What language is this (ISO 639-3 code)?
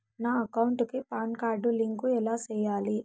tel